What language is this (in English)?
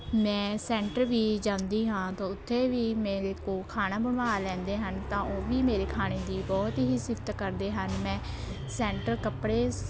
Punjabi